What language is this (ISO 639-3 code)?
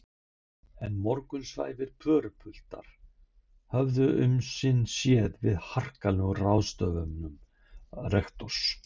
isl